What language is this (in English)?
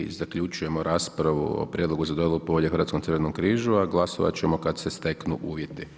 Croatian